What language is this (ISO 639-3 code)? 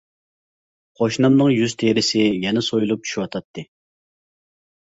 uig